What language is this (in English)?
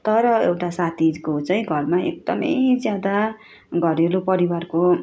Nepali